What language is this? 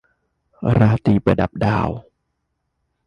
Thai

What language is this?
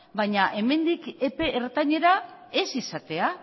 Basque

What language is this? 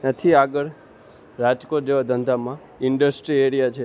Gujarati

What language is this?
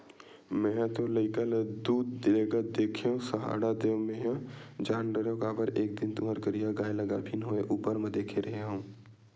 Chhattisgarhi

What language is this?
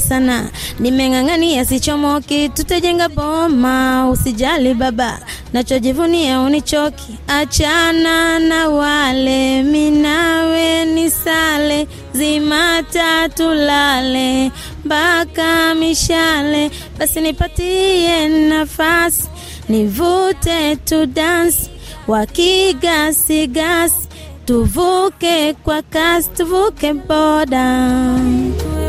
Swahili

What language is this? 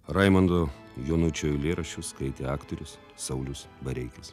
Lithuanian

